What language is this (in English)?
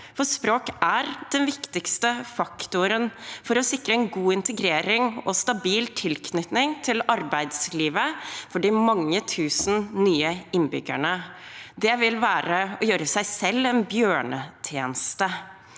Norwegian